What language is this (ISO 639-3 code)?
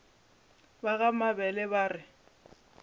nso